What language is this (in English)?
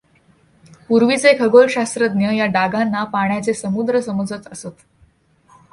Marathi